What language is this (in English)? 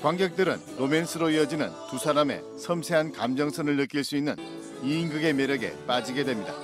Korean